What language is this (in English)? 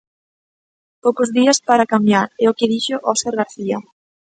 Galician